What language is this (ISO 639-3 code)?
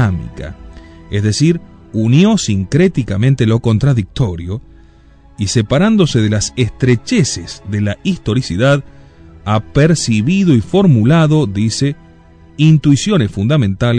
spa